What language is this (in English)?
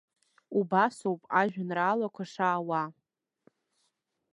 Abkhazian